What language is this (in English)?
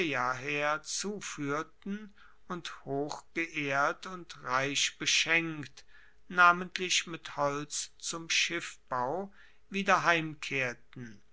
German